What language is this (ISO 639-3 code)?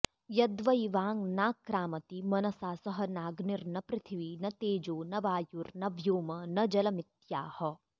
san